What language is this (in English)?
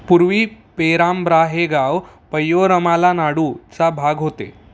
Marathi